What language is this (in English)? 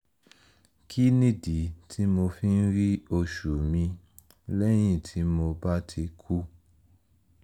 Yoruba